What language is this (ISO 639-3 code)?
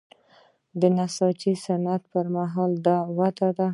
pus